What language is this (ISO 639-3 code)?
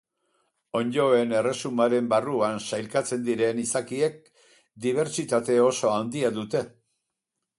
eus